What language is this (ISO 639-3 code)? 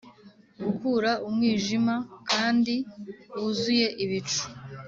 kin